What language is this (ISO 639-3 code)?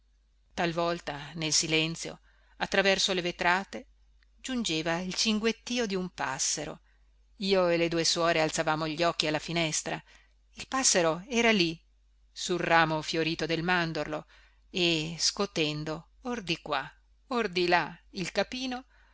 ita